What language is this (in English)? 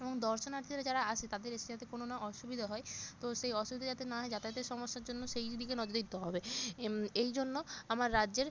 Bangla